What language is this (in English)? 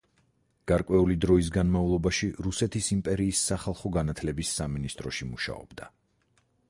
Georgian